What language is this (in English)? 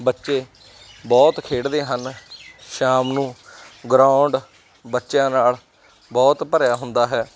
Punjabi